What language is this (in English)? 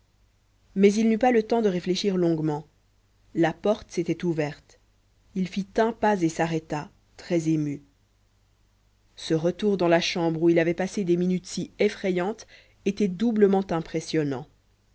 French